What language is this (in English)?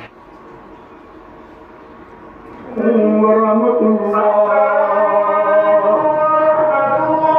Arabic